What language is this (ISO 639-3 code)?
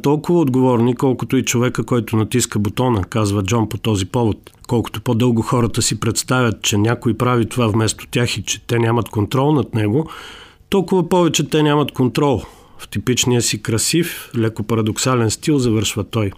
bul